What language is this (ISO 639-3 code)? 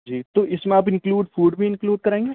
urd